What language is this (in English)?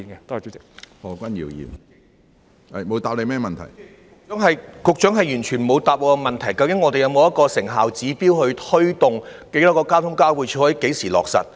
Cantonese